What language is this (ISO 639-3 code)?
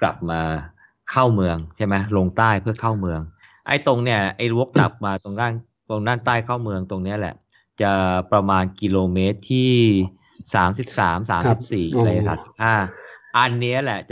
tha